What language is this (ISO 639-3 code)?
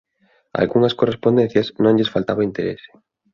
glg